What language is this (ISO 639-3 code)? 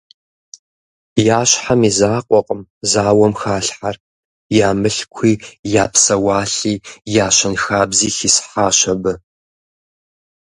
kbd